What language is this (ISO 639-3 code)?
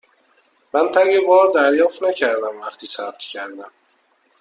fas